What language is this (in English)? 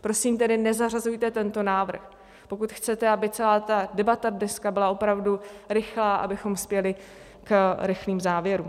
Czech